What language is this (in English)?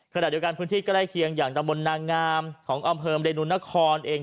Thai